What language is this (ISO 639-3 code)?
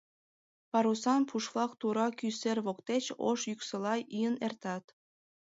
chm